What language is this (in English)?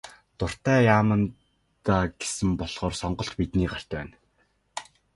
Mongolian